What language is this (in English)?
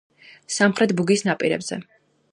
Georgian